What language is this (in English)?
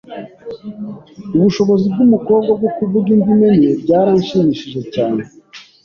Kinyarwanda